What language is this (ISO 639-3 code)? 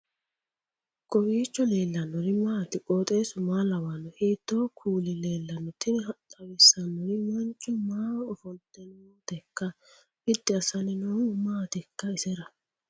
sid